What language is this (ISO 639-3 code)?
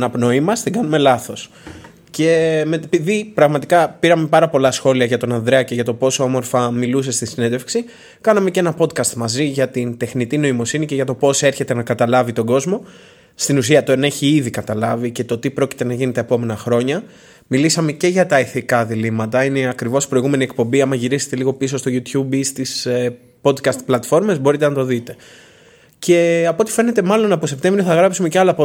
ell